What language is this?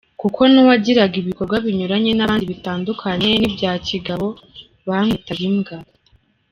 Kinyarwanda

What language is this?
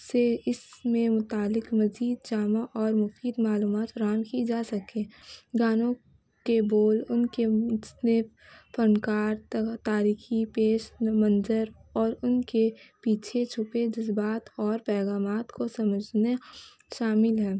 Urdu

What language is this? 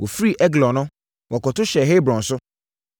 Akan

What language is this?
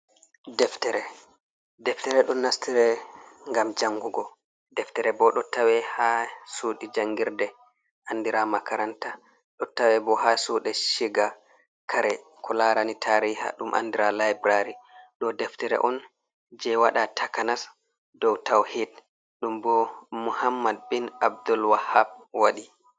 Fula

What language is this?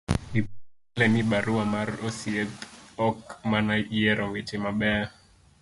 Luo (Kenya and Tanzania)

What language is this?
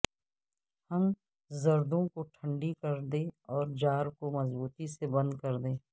Urdu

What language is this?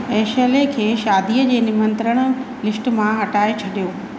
Sindhi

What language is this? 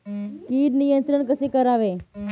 Marathi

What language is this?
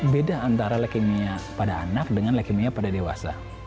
Indonesian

